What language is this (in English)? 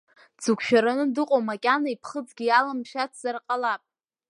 Abkhazian